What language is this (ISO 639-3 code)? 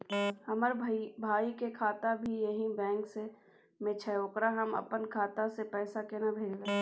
mai